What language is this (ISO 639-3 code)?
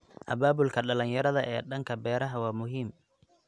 som